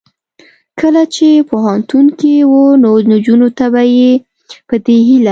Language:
Pashto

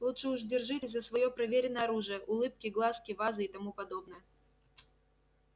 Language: Russian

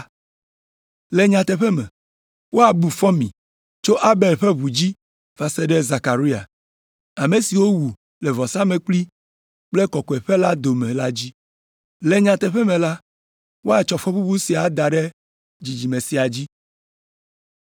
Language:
Ewe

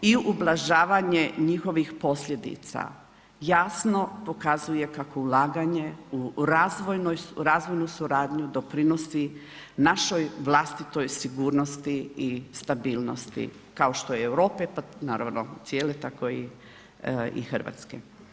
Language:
Croatian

